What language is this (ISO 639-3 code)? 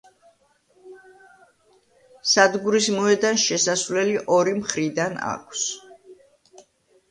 kat